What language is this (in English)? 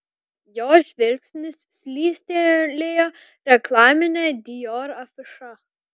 Lithuanian